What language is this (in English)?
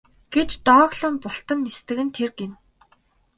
Mongolian